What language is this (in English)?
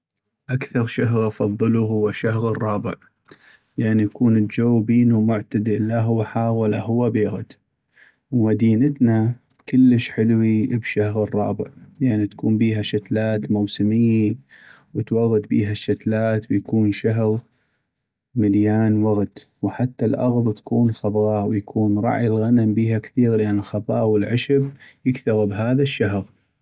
North Mesopotamian Arabic